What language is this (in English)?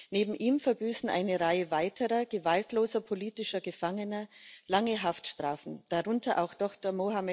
German